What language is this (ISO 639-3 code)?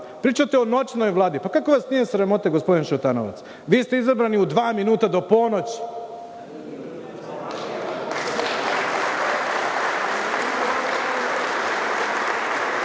srp